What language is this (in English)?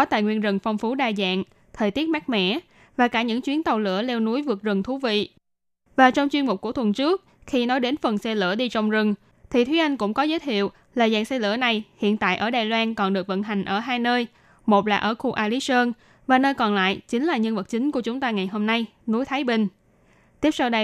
Vietnamese